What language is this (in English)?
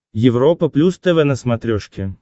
Russian